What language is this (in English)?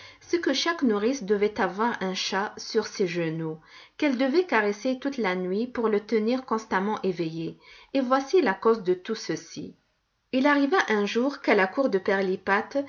French